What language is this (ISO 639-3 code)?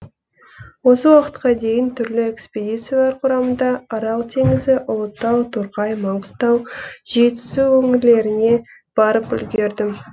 kaz